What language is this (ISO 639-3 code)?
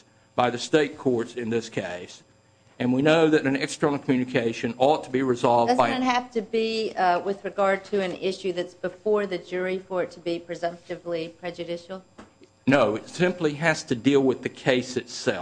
eng